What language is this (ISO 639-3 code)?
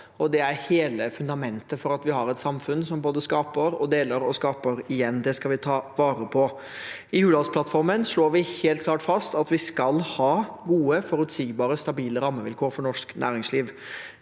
nor